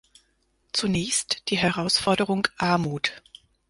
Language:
German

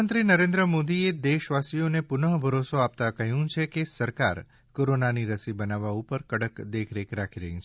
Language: Gujarati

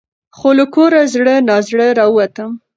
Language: Pashto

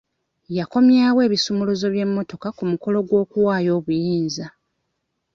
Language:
Ganda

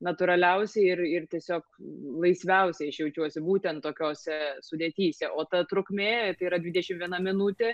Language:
Lithuanian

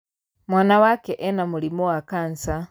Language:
Kikuyu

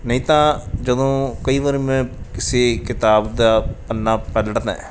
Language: Punjabi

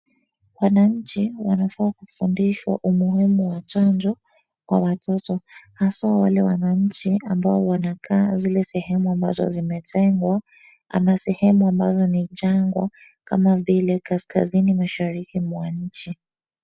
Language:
Swahili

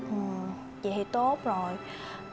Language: Vietnamese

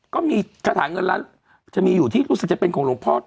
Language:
Thai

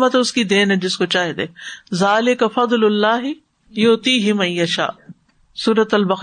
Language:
Urdu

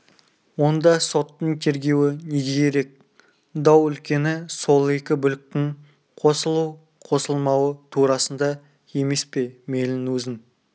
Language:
Kazakh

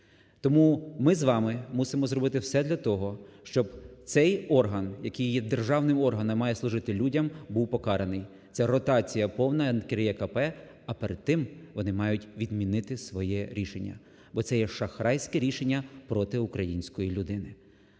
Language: Ukrainian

